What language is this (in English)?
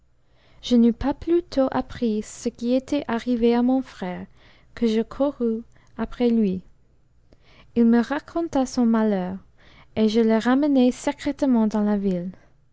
French